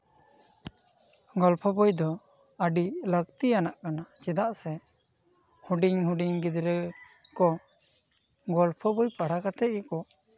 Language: Santali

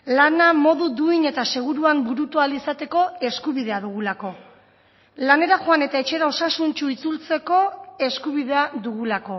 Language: Basque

